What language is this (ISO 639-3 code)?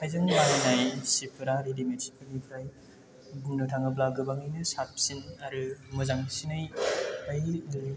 brx